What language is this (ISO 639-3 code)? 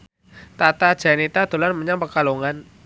jav